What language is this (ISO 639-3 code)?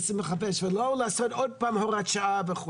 heb